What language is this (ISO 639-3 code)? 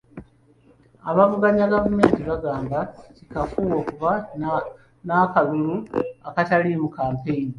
lug